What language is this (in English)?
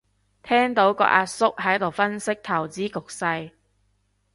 Cantonese